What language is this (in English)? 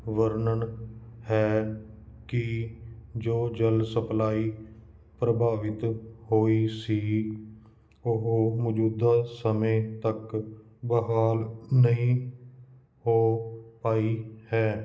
Punjabi